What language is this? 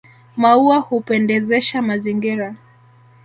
Swahili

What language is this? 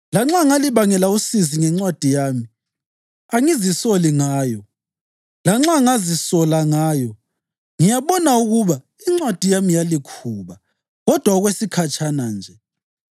North Ndebele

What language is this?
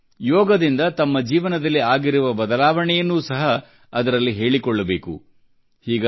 Kannada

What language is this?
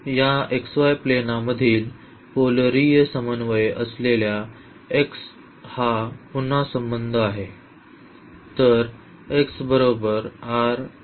Marathi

